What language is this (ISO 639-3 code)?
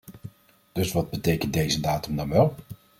nld